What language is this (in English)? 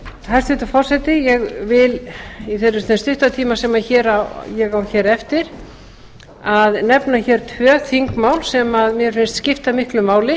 Icelandic